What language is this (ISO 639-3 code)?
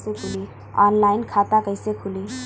bho